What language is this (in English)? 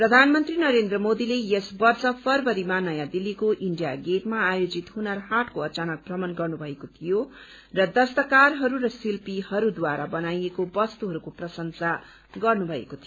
Nepali